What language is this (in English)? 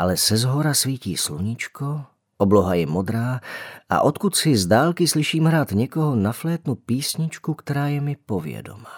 Czech